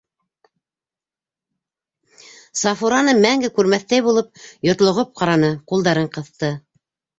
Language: Bashkir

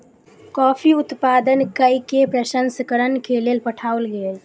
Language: Maithili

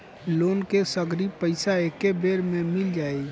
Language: Bhojpuri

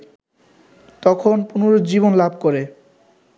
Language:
Bangla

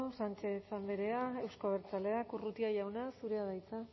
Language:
Basque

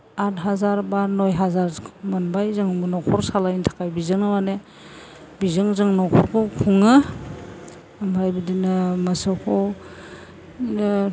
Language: Bodo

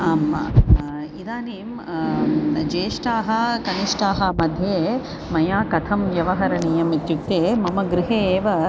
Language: Sanskrit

